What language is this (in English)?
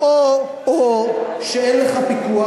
Hebrew